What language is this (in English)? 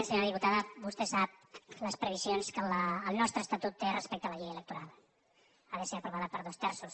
Catalan